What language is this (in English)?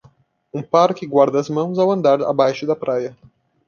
Portuguese